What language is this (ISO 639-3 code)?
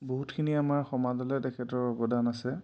asm